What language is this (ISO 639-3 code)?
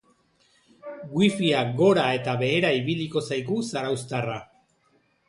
eus